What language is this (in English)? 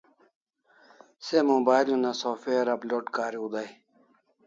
Kalasha